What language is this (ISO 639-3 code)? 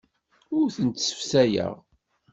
kab